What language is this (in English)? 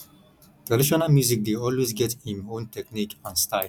Nigerian Pidgin